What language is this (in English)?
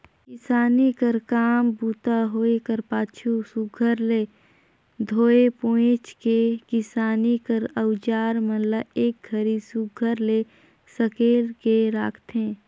Chhattisgarhi